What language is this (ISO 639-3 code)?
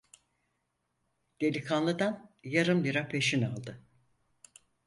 tur